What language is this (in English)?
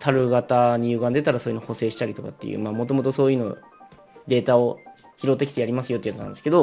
Japanese